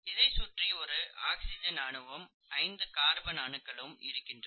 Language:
Tamil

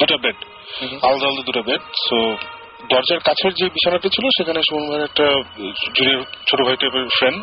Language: Bangla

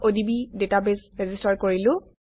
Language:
Assamese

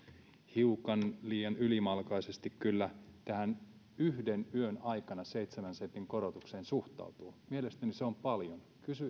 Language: Finnish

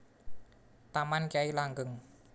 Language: Javanese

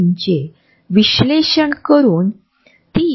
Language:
Marathi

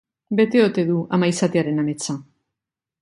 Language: Basque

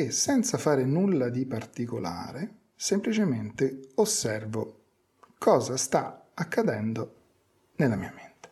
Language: Italian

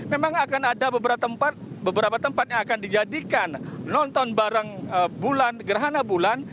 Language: Indonesian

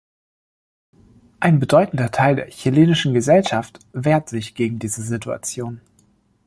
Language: German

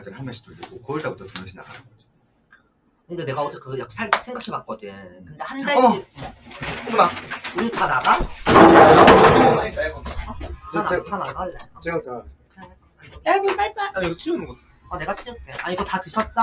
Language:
Korean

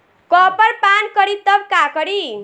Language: Bhojpuri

